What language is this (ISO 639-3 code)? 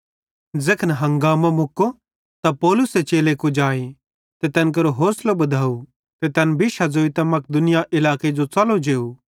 bhd